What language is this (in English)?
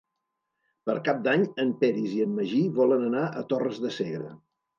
Catalan